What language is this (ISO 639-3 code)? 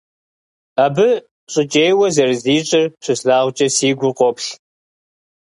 kbd